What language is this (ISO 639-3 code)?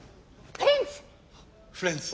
jpn